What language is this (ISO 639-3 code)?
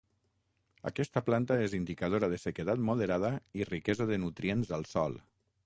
cat